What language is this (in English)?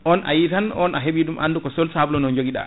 Fula